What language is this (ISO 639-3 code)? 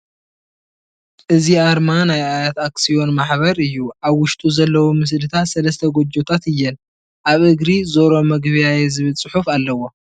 tir